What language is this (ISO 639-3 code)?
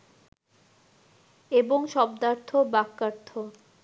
ben